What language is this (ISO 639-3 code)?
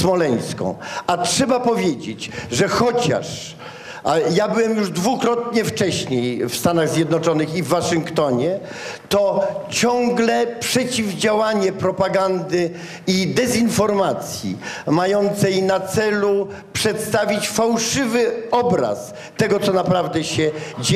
pol